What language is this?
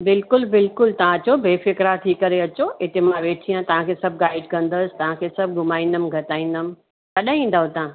Sindhi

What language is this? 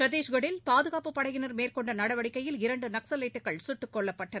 Tamil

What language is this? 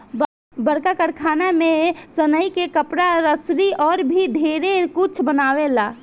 Bhojpuri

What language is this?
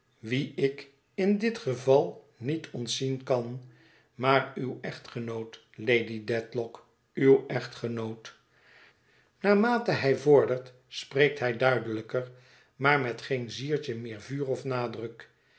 Dutch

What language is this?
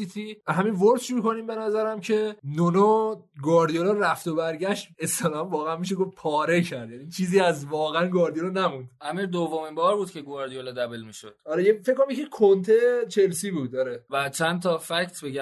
Persian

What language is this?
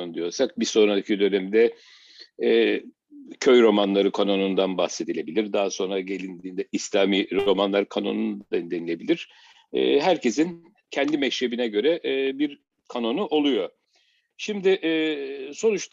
Turkish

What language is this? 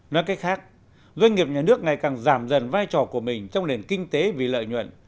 Vietnamese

